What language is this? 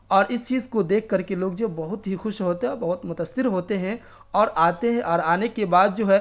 Urdu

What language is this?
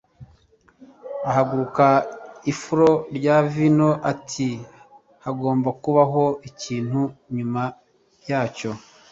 Kinyarwanda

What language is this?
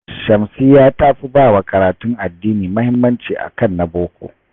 Hausa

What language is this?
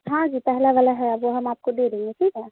Urdu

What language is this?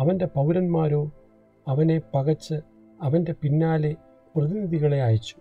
Malayalam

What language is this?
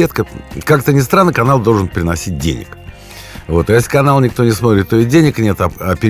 Russian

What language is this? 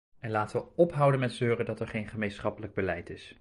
Dutch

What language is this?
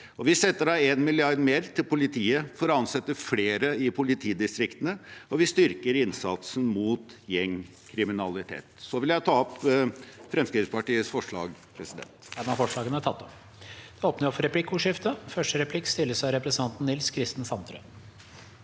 Norwegian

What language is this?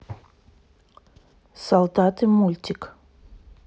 Russian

